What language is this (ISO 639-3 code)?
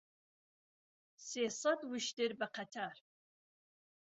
ckb